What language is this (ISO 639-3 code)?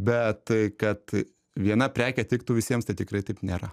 lit